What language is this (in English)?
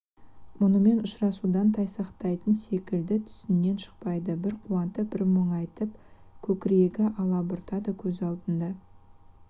Kazakh